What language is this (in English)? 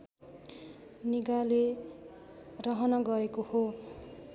Nepali